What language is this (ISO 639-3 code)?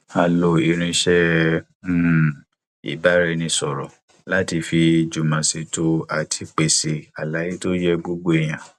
yor